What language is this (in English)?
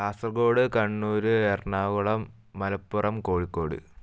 Malayalam